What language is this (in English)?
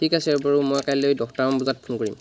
Assamese